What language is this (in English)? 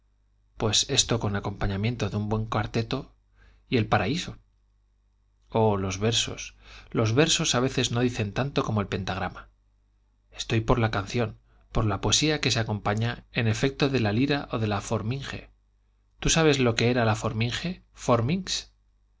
Spanish